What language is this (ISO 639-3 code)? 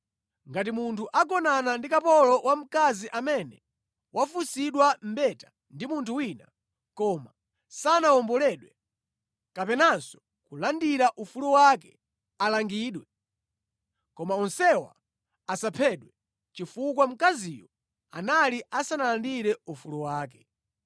nya